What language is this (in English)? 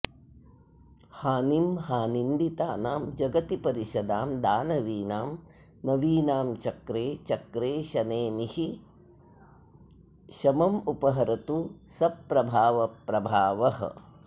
Sanskrit